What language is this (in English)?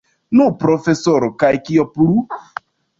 Esperanto